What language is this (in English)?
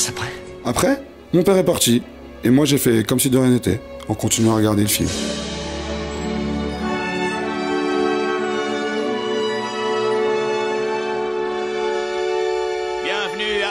French